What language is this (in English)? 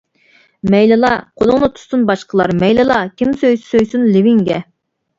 Uyghur